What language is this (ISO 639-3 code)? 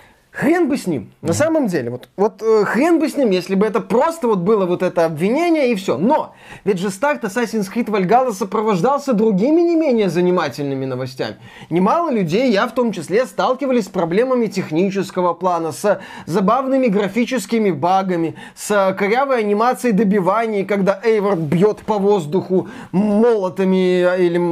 rus